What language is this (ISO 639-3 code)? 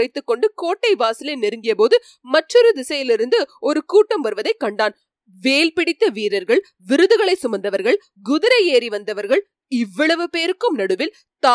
tam